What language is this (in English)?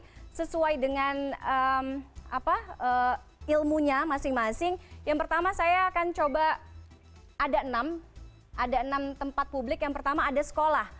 Indonesian